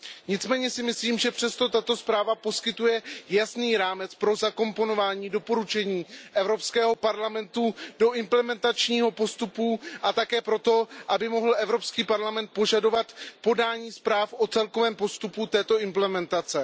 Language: Czech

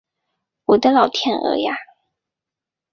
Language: Chinese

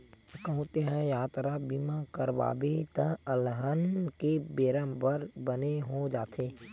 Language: Chhattisgarhi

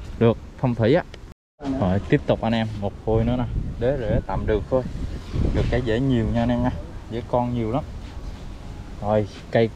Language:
Vietnamese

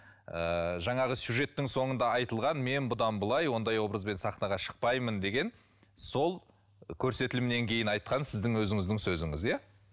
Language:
Kazakh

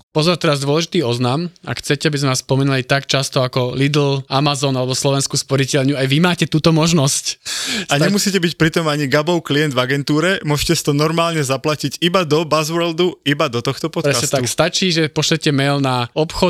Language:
Slovak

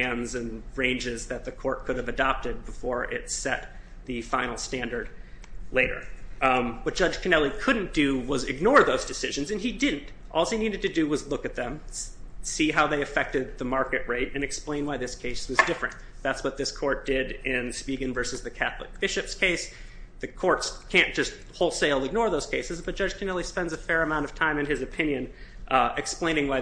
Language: English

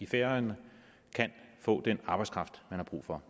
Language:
Danish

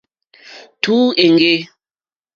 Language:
Mokpwe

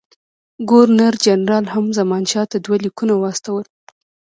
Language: Pashto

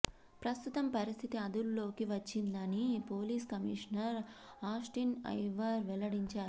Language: Telugu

